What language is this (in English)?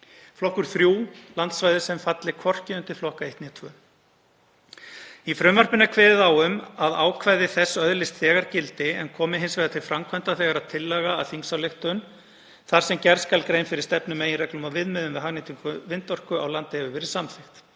Icelandic